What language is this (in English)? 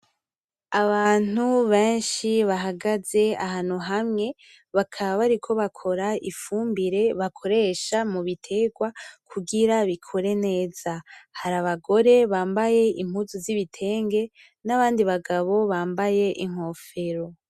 Rundi